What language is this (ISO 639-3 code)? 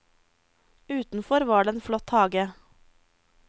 nor